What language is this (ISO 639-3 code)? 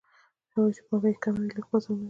pus